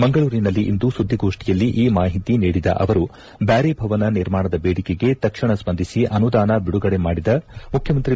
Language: Kannada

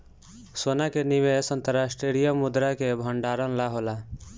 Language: Bhojpuri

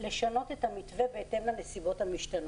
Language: Hebrew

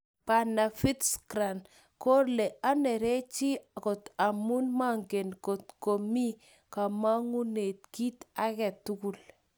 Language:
Kalenjin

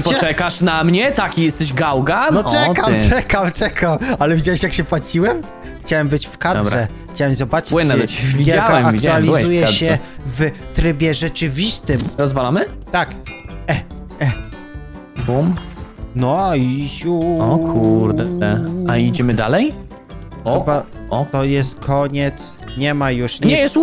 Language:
Polish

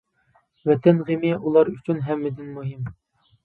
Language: Uyghur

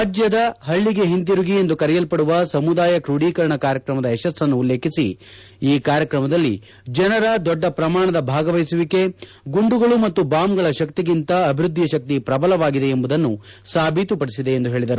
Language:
Kannada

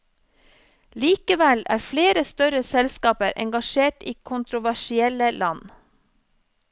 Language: Norwegian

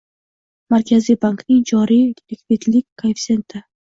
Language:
Uzbek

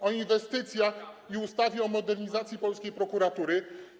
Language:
Polish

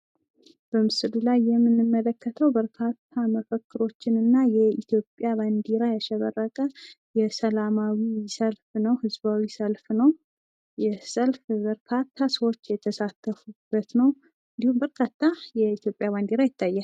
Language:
Amharic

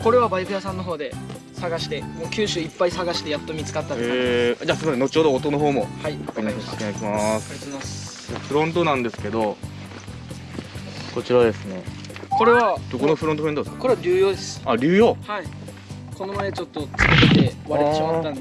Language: Japanese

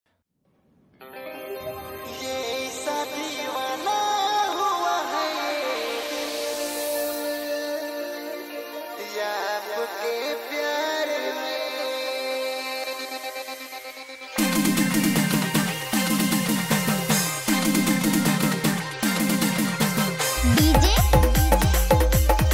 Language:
Hindi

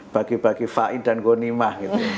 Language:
Indonesian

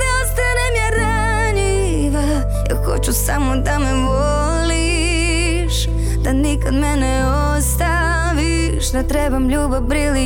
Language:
Croatian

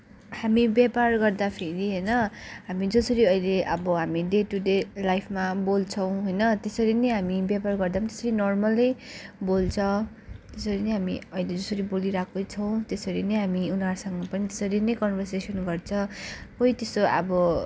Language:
Nepali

